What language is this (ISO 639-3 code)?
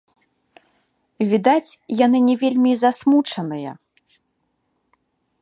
bel